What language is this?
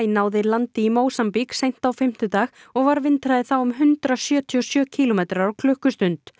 Icelandic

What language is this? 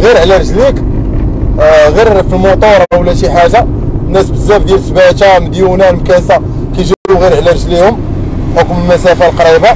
Arabic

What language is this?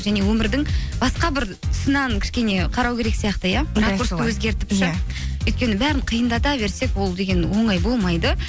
Kazakh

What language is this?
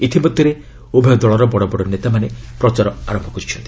Odia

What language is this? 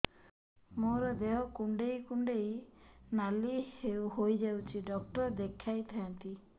Odia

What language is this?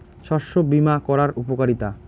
Bangla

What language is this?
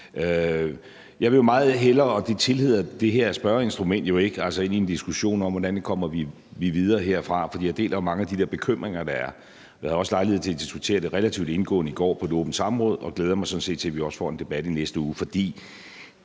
Danish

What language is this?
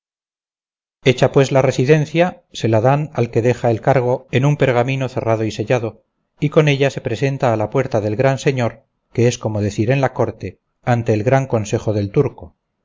Spanish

